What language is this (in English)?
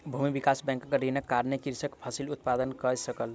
Maithili